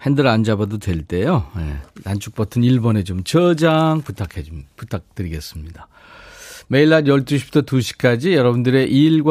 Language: Korean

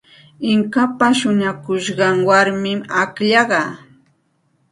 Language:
Santa Ana de Tusi Pasco Quechua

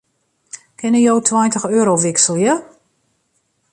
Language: Western Frisian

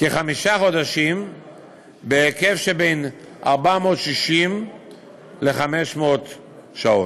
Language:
Hebrew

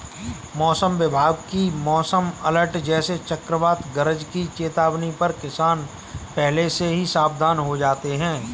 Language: Hindi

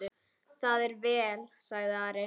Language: Icelandic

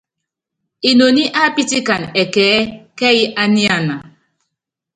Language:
Yangben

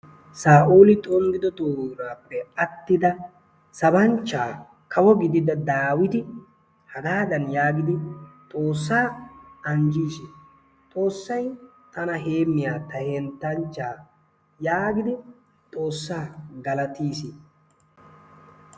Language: Wolaytta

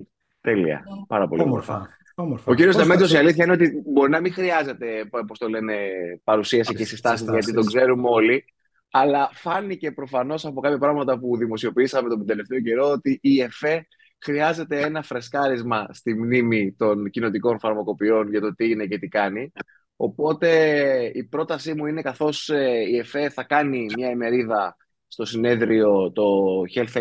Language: Greek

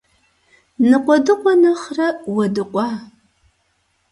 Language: Kabardian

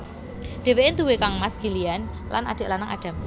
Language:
Javanese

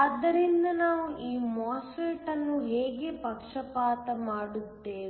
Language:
Kannada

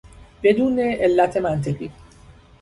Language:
Persian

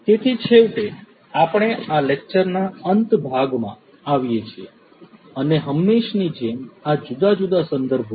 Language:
Gujarati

